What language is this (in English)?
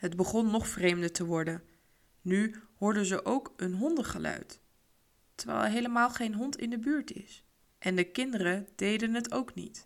Dutch